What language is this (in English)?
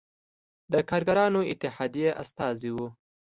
Pashto